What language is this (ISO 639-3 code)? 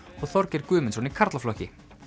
isl